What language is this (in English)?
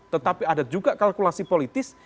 Indonesian